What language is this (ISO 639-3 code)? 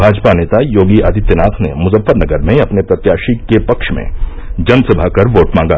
hin